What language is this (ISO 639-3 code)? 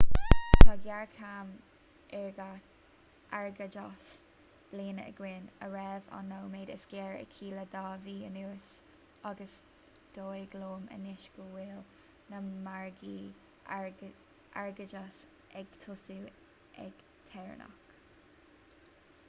gle